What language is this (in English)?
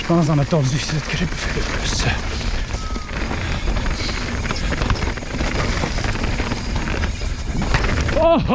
French